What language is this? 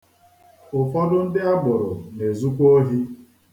Igbo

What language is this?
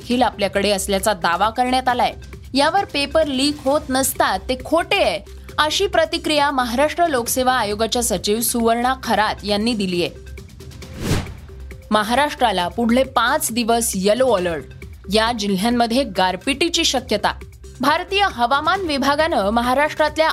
Marathi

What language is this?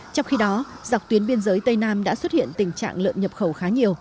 Vietnamese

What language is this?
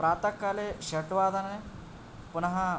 Sanskrit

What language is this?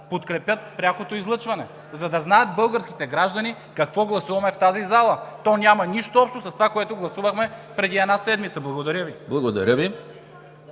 Bulgarian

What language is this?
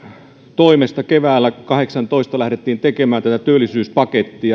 Finnish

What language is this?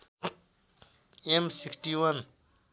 Nepali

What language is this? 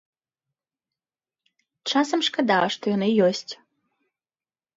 Belarusian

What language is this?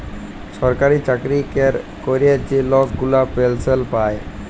Bangla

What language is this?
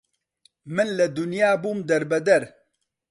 Central Kurdish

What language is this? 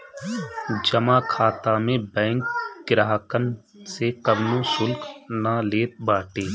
Bhojpuri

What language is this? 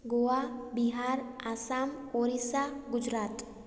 Sindhi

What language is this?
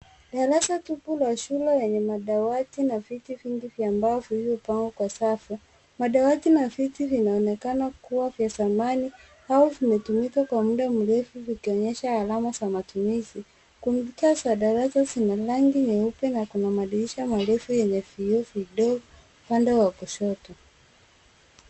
Swahili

